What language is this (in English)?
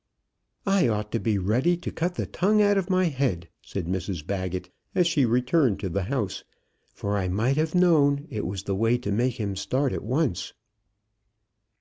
English